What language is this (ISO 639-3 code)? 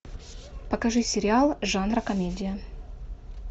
rus